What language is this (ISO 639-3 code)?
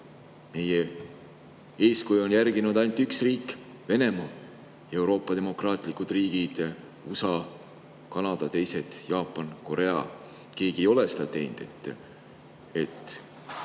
est